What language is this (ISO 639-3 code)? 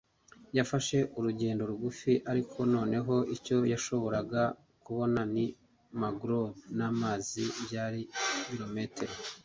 kin